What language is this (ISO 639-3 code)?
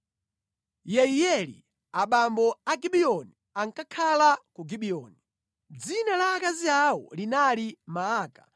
nya